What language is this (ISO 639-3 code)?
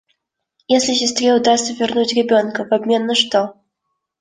rus